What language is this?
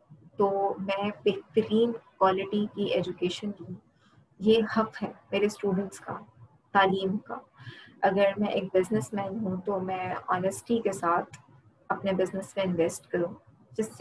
Urdu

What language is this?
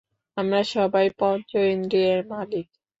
Bangla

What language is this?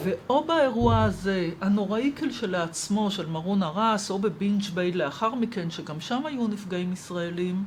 Hebrew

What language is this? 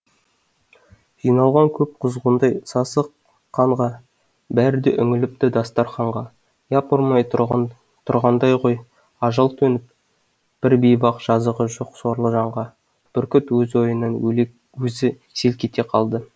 Kazakh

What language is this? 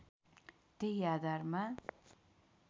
Nepali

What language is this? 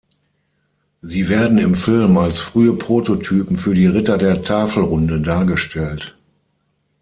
German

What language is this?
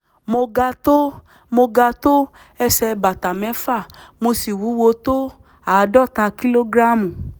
Yoruba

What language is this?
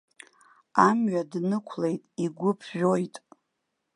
Abkhazian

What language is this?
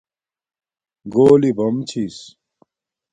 Domaaki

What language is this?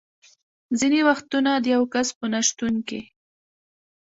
Pashto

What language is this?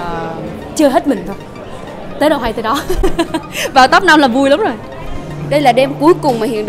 Vietnamese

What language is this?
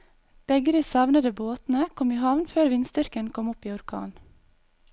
Norwegian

